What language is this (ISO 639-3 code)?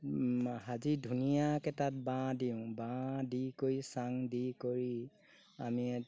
asm